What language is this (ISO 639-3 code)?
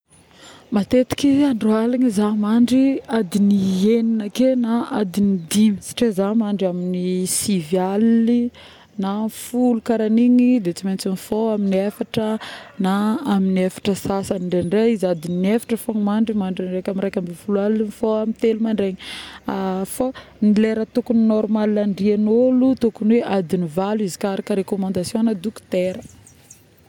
bmm